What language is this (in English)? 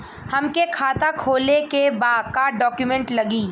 Bhojpuri